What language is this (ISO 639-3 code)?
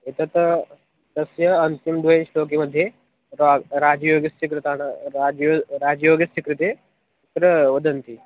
san